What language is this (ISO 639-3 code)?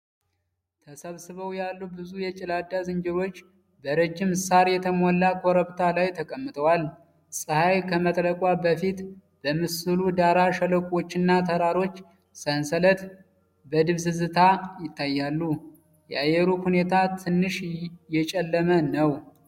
amh